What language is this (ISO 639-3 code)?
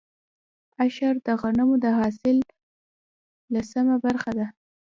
pus